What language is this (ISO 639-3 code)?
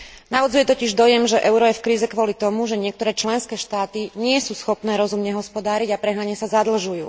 slk